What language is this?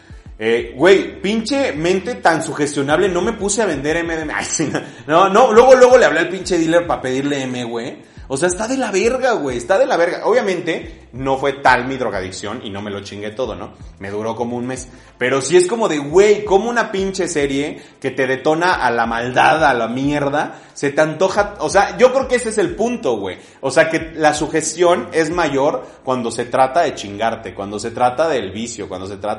Spanish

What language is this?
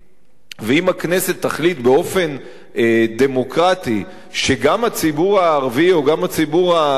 Hebrew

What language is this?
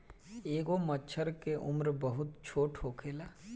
Bhojpuri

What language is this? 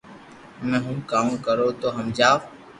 Loarki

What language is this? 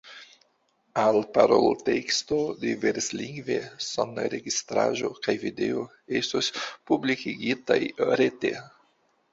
Esperanto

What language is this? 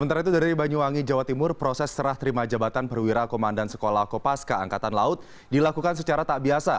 Indonesian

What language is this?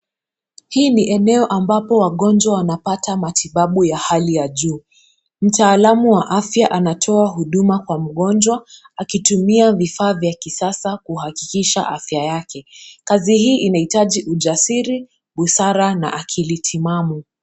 Swahili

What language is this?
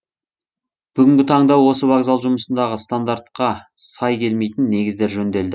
Kazakh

